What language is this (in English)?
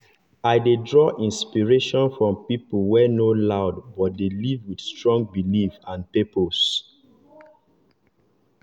Nigerian Pidgin